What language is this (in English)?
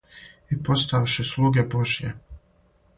Serbian